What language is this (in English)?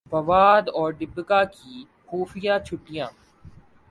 Urdu